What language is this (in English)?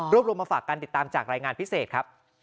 Thai